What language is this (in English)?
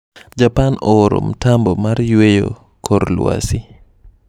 Luo (Kenya and Tanzania)